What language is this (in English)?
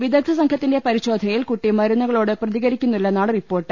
Malayalam